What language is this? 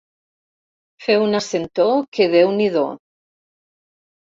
Catalan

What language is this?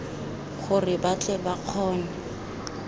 Tswana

